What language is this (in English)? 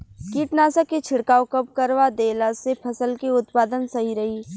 Bhojpuri